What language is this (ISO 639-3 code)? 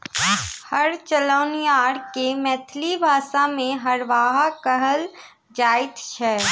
mai